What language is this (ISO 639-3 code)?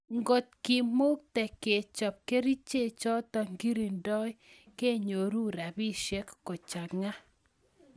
kln